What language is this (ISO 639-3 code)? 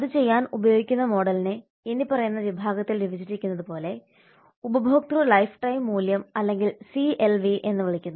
mal